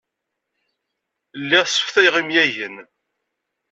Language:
Kabyle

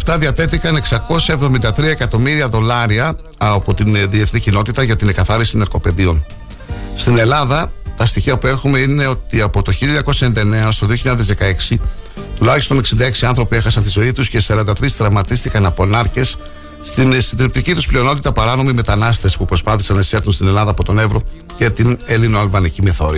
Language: Greek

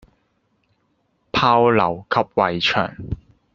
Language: Cantonese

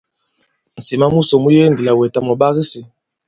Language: Bankon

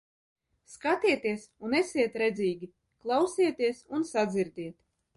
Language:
Latvian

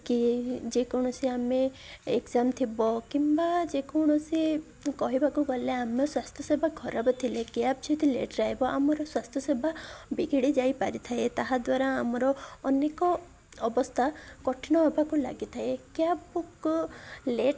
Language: Odia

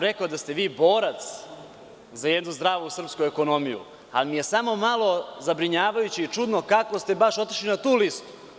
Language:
Serbian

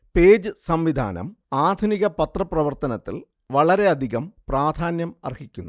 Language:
Malayalam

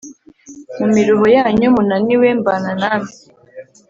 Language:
Kinyarwanda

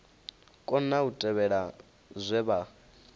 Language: Venda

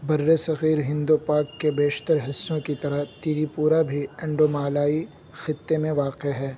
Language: Urdu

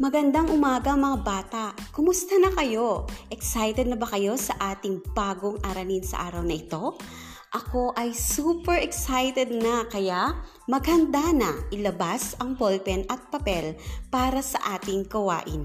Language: Filipino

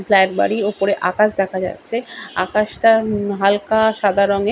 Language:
Bangla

